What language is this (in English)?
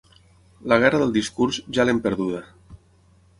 Catalan